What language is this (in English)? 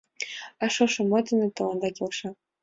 Mari